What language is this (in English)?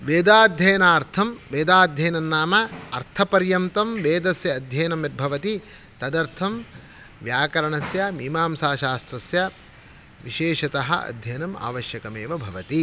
Sanskrit